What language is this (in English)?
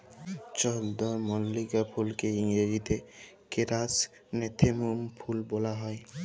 Bangla